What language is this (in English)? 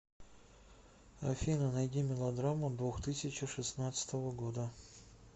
Russian